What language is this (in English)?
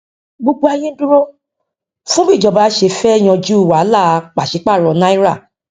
Yoruba